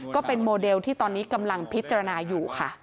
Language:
Thai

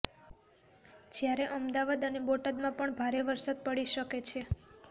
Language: Gujarati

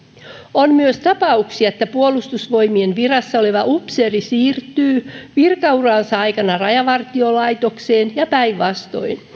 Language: Finnish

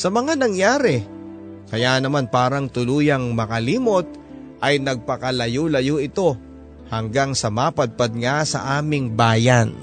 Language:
Filipino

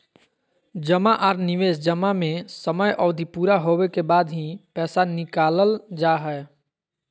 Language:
Magahi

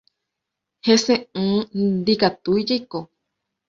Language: Guarani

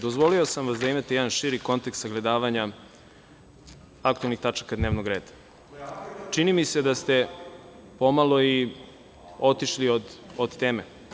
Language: Serbian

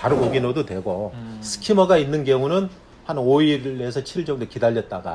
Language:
Korean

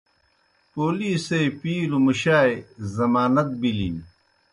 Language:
Kohistani Shina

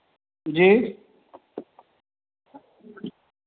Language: Hindi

